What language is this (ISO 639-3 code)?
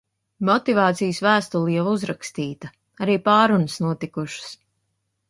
lav